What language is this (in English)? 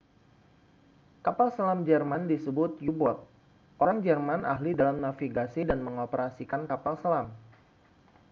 Indonesian